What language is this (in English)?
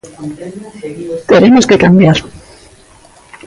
Galician